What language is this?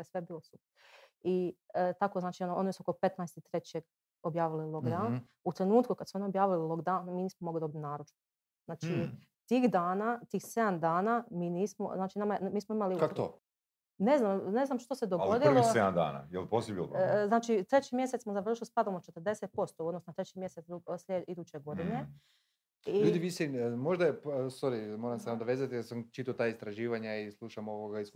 Croatian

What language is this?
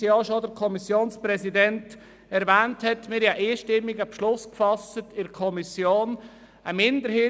Swiss German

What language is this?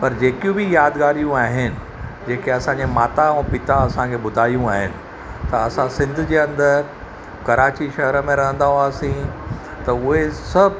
Sindhi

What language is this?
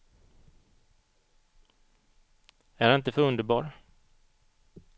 Swedish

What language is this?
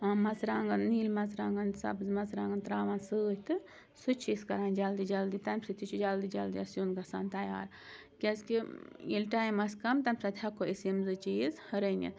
Kashmiri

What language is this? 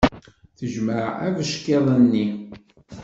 Kabyle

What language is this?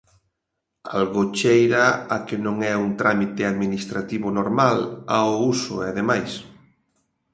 Galician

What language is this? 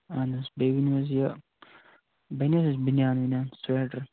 Kashmiri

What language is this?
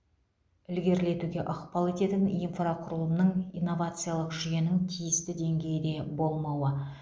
Kazakh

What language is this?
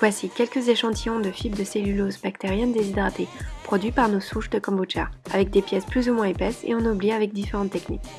French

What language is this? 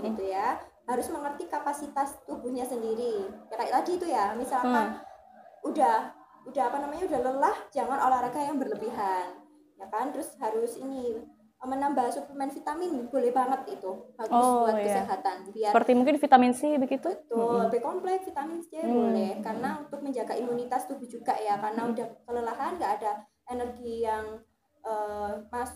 Indonesian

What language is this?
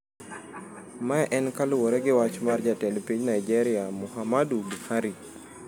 Luo (Kenya and Tanzania)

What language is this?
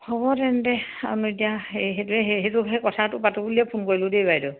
Assamese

